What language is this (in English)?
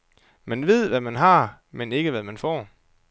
Danish